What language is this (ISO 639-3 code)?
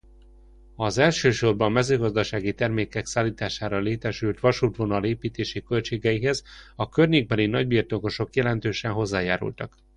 hun